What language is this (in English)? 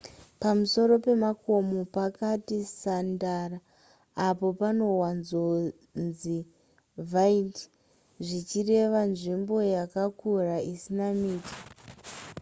Shona